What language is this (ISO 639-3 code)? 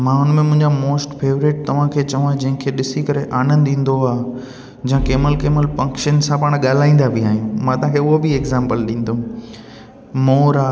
snd